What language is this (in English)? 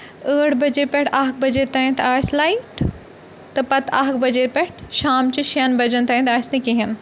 Kashmiri